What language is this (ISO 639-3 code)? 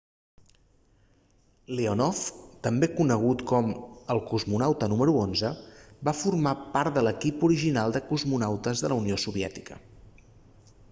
cat